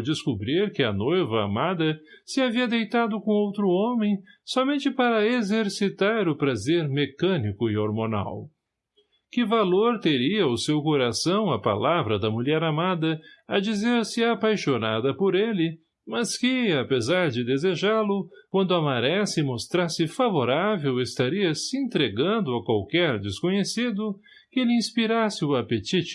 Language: Portuguese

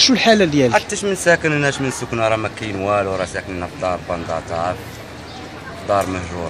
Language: Arabic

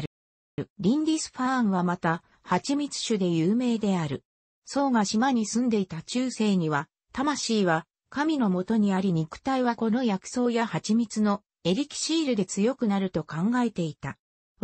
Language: Japanese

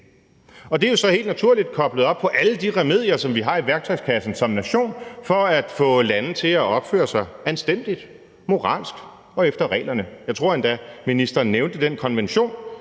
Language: Danish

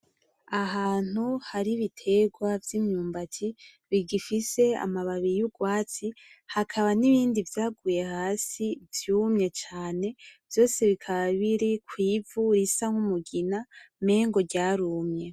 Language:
Rundi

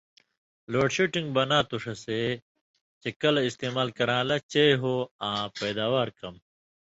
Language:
Indus Kohistani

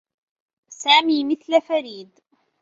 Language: Arabic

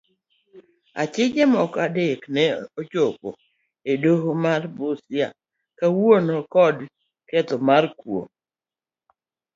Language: Luo (Kenya and Tanzania)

